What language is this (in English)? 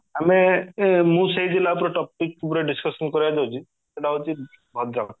Odia